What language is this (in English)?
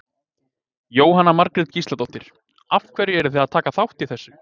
Icelandic